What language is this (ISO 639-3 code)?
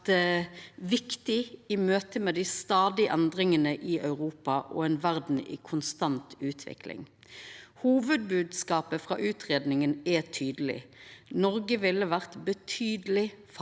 nor